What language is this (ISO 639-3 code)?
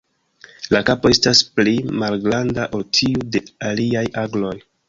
epo